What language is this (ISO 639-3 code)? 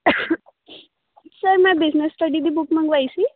pan